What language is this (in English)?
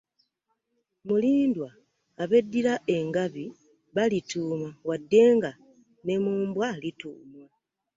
Ganda